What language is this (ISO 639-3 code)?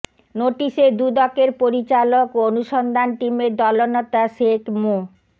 ben